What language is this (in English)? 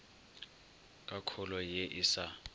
Northern Sotho